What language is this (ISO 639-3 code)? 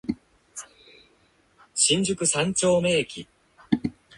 jpn